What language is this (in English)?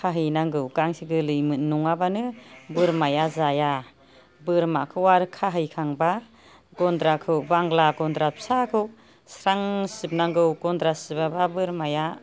Bodo